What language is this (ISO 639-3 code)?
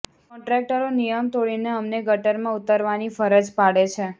guj